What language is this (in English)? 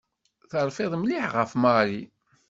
Kabyle